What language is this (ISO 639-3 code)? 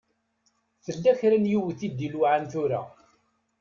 kab